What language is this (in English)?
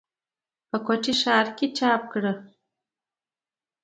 Pashto